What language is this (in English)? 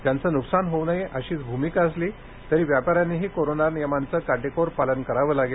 Marathi